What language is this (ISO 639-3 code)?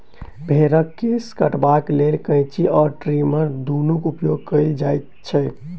mai